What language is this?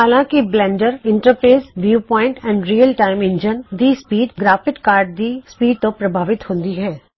Punjabi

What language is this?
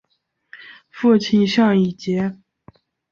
Chinese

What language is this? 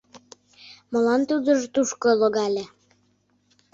Mari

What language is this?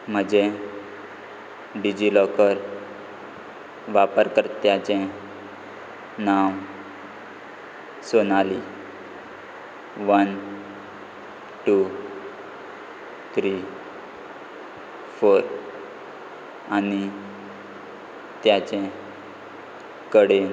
Konkani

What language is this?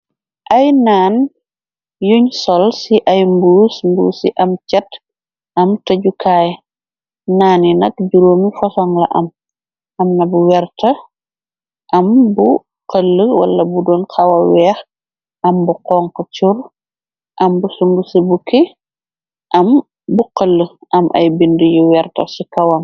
Wolof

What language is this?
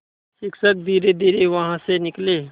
Hindi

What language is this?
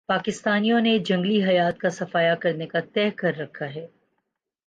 Urdu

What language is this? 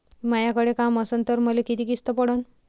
Marathi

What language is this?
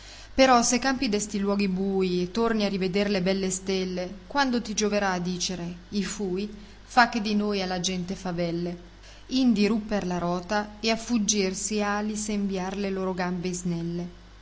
Italian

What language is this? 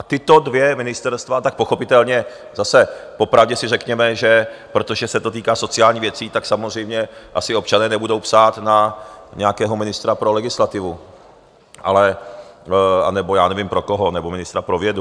Czech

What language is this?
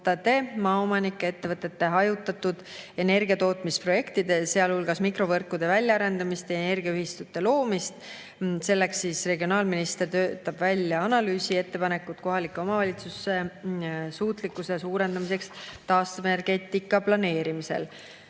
Estonian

